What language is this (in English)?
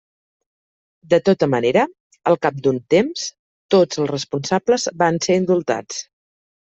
Catalan